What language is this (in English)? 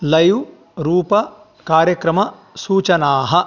Sanskrit